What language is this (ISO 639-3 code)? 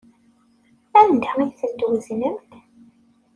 kab